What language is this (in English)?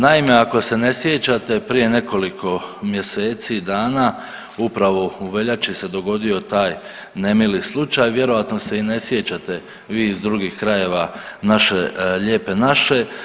Croatian